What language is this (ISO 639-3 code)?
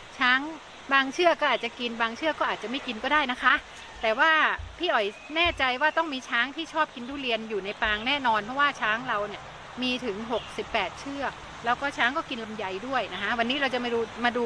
tha